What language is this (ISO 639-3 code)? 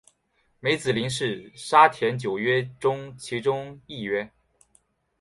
zho